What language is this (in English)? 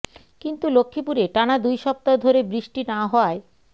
Bangla